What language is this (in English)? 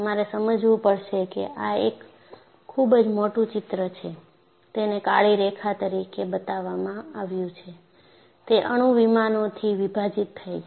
Gujarati